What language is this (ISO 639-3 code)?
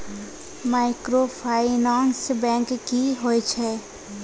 mai